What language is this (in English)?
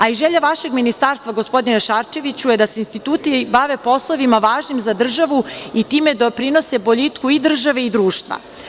Serbian